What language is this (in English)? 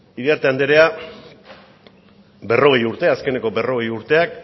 Basque